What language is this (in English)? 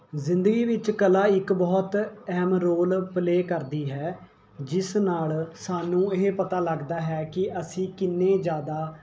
Punjabi